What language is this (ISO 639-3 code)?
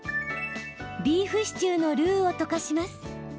jpn